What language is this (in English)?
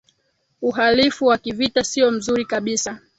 Swahili